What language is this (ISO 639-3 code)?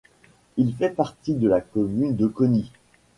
fra